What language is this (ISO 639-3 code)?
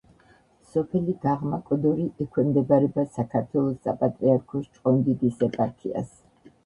kat